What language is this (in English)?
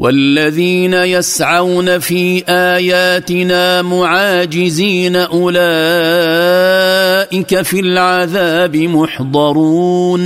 Arabic